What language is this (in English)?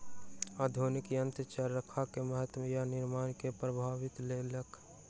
Maithili